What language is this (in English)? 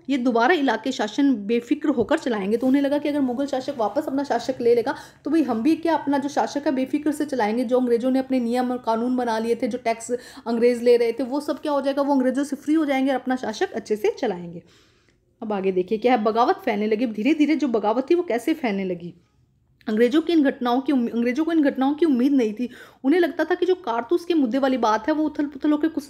Hindi